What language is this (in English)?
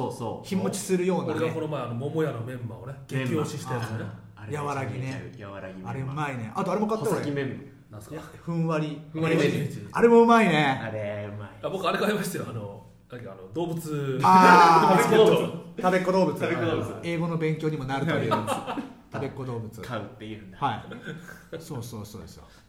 Japanese